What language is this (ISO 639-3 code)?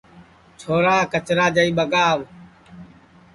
ssi